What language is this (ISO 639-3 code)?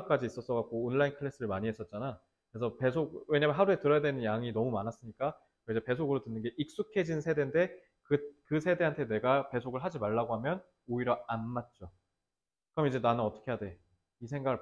kor